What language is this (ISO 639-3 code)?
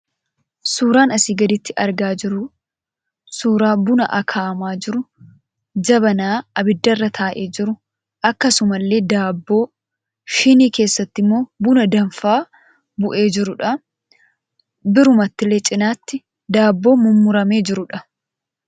orm